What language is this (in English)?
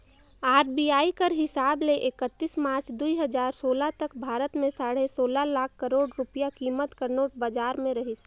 Chhattisgarhi